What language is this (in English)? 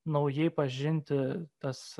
Lithuanian